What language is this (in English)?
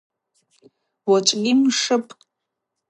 Abaza